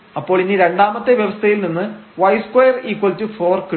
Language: Malayalam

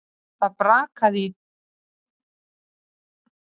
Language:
Icelandic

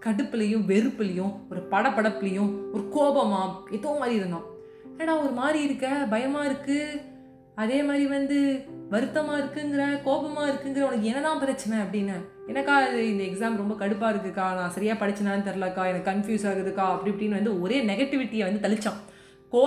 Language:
Tamil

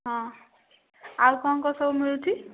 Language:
Odia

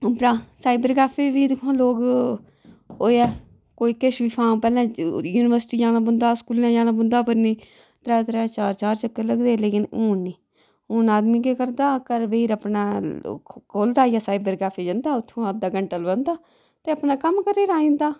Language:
Dogri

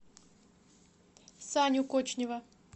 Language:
Russian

